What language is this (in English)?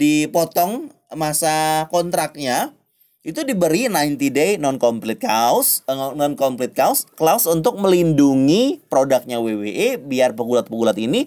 Indonesian